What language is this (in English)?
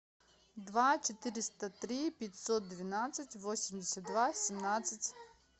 Russian